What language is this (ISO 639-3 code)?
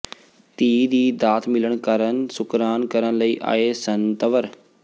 pan